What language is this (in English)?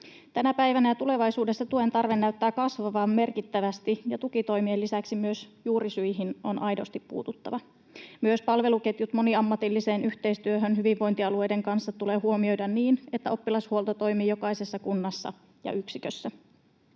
Finnish